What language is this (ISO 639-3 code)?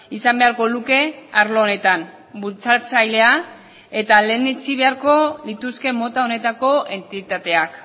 eus